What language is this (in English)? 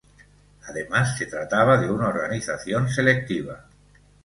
Spanish